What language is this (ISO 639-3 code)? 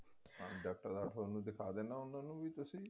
pan